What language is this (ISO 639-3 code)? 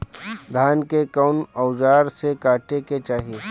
bho